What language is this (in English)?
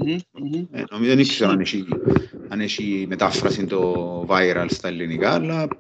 Greek